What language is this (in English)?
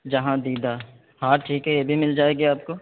Urdu